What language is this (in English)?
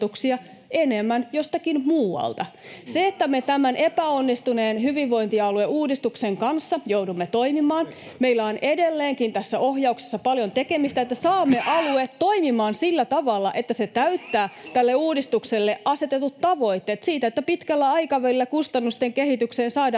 Finnish